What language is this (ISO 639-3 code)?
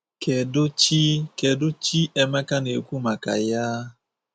ibo